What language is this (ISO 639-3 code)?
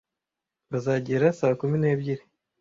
kin